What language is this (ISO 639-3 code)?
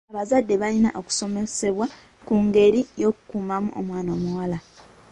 lug